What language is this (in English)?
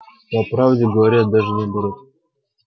Russian